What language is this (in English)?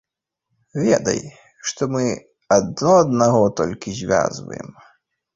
Belarusian